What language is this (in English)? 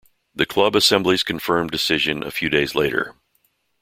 English